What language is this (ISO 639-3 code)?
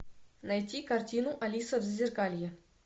rus